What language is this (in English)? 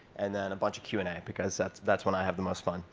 English